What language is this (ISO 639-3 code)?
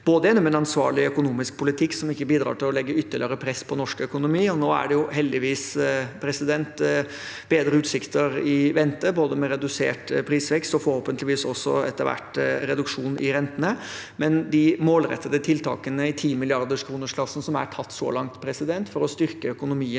nor